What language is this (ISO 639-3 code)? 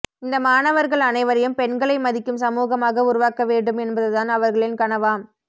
tam